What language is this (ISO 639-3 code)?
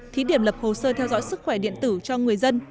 vie